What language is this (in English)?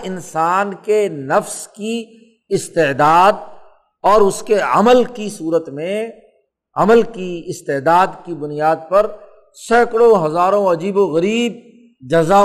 Urdu